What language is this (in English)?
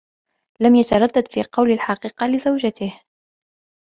Arabic